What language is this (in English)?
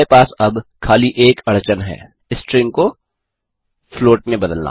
Hindi